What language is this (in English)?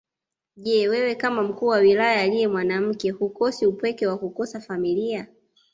Swahili